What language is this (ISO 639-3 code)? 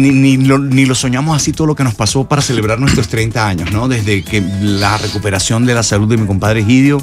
spa